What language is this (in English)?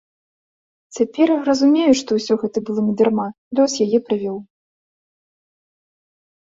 Belarusian